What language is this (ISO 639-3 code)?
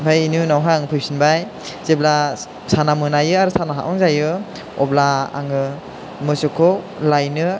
brx